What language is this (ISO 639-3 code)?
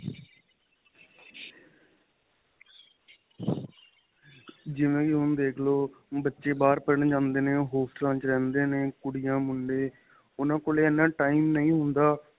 pan